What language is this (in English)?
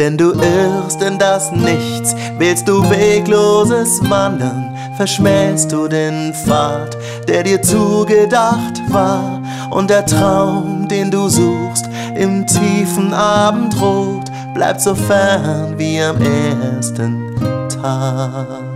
German